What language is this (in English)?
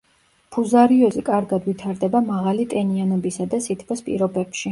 Georgian